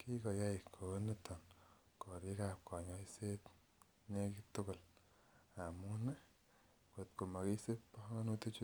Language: Kalenjin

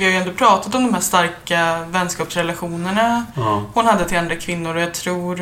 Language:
Swedish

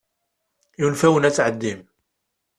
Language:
Kabyle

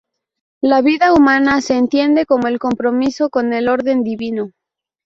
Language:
Spanish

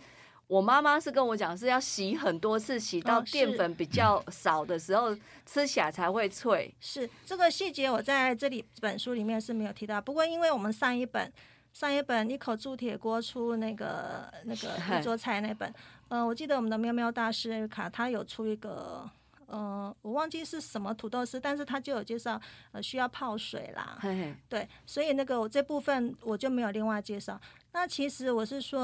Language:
Chinese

